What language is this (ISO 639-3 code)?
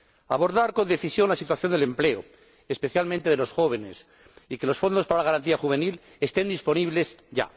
spa